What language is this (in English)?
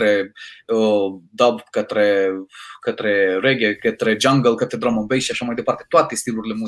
Romanian